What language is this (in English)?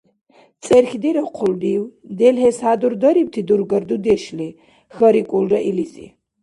Dargwa